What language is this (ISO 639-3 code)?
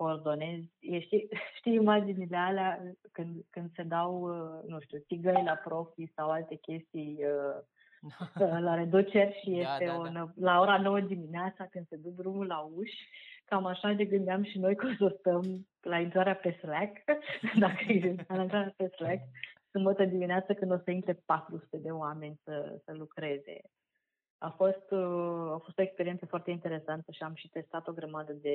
ron